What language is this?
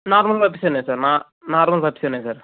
Telugu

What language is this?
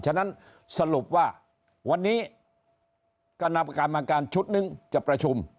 Thai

